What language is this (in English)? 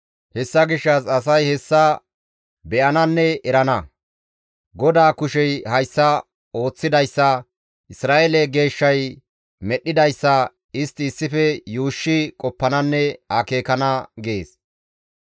Gamo